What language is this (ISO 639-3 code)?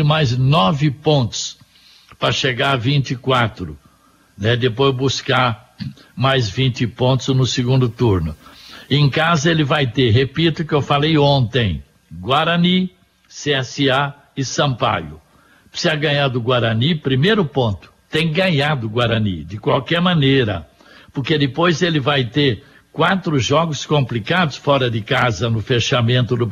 por